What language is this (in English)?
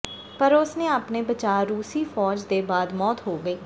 Punjabi